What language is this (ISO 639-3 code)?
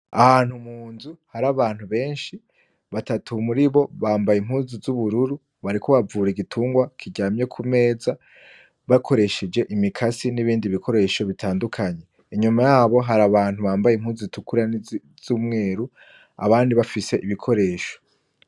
run